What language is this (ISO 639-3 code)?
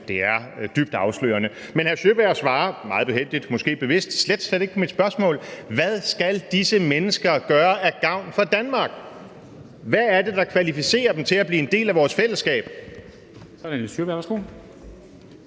dan